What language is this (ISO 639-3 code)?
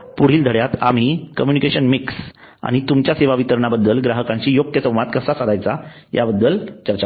mar